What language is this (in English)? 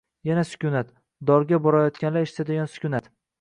Uzbek